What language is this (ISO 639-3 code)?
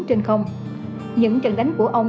vie